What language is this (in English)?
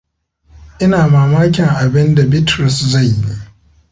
Hausa